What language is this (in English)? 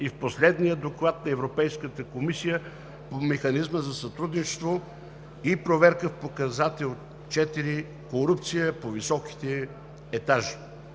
Bulgarian